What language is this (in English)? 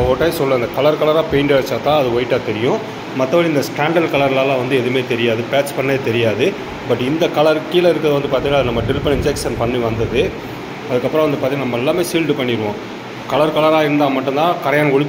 Tamil